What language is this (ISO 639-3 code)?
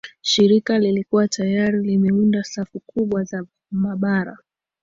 swa